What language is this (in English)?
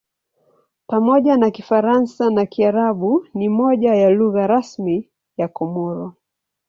Swahili